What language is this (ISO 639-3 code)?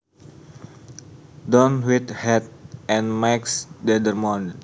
jav